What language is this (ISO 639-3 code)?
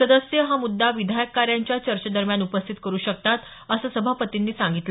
mar